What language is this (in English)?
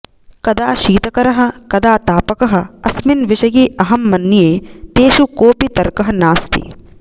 Sanskrit